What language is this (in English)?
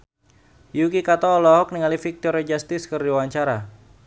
Sundanese